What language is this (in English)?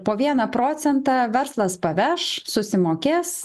Lithuanian